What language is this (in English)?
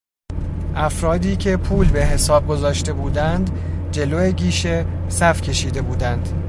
Persian